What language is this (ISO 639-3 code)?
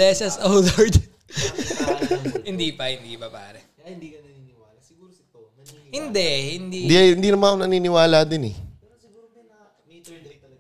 fil